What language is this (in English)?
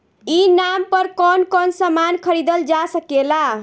Bhojpuri